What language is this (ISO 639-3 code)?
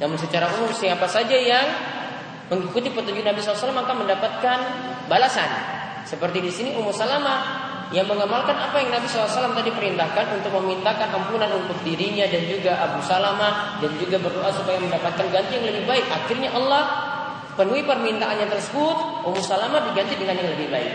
ind